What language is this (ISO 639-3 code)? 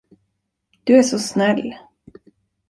swe